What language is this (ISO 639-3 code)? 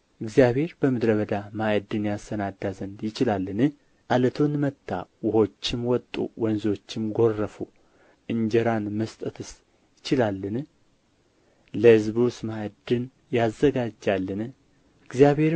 amh